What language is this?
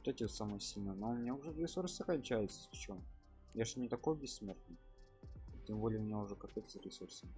Russian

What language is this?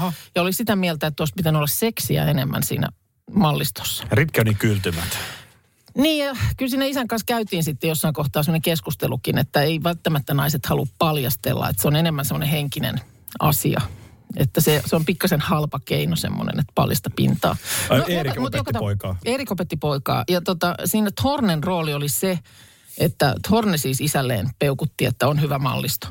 Finnish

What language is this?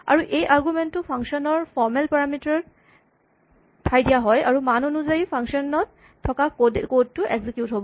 Assamese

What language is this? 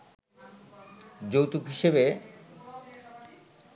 Bangla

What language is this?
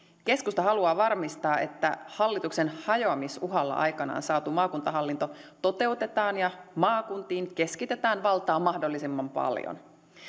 Finnish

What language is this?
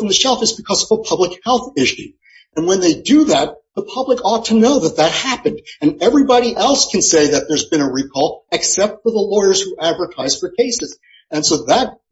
English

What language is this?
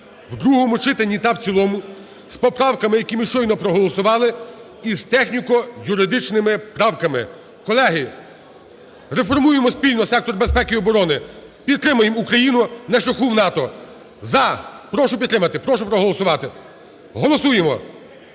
Ukrainian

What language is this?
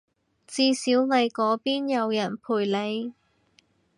Cantonese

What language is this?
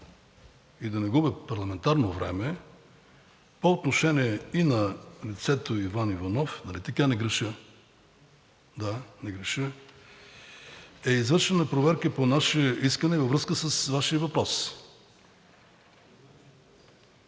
Bulgarian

